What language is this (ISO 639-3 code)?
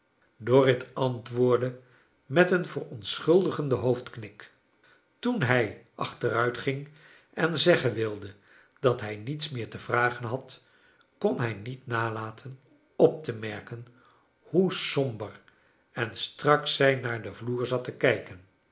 nld